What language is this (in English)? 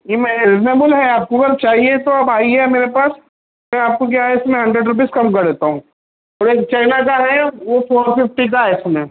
Urdu